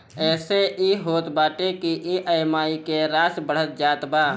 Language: Bhojpuri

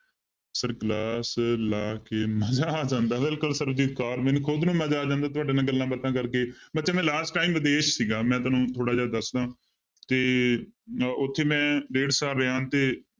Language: Punjabi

